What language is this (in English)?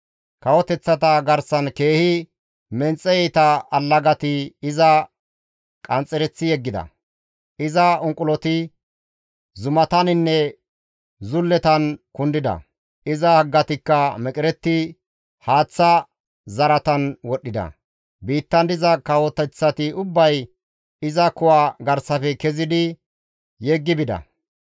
Gamo